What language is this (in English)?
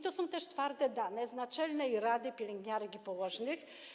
Polish